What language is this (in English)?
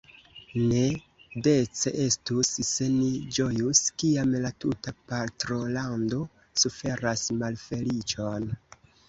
Esperanto